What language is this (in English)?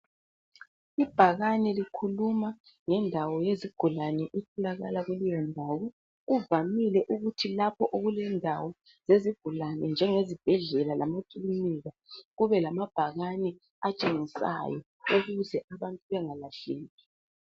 North Ndebele